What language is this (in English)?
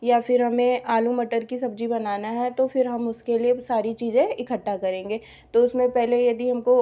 Hindi